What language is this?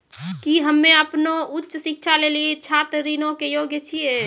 Maithili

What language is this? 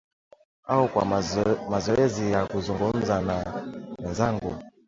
Swahili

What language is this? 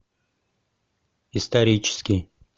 Russian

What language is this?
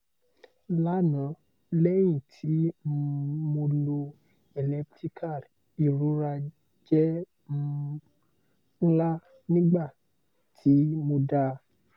Yoruba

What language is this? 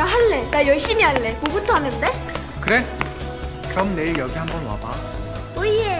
Korean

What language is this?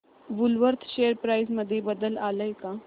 Marathi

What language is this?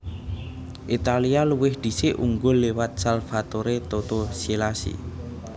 Javanese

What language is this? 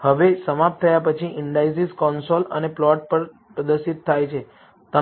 Gujarati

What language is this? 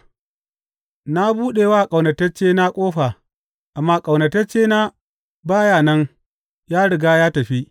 Hausa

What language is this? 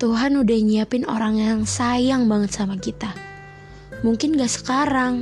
Indonesian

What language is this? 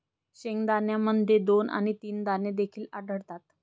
Marathi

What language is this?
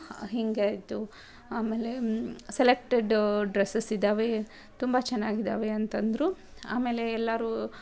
Kannada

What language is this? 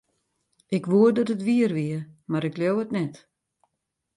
Western Frisian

